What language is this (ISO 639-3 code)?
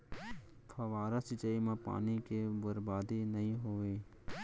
hne